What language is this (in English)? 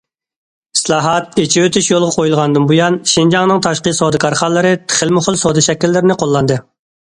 Uyghur